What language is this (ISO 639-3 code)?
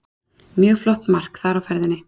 isl